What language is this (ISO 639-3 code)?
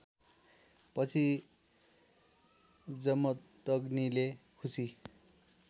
nep